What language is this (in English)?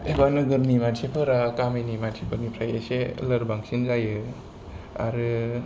Bodo